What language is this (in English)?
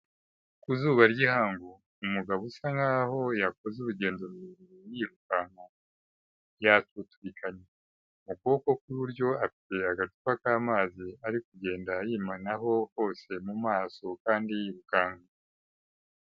Kinyarwanda